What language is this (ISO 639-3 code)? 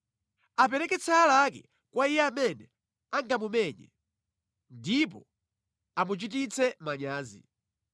nya